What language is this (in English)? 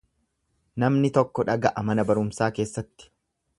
Oromo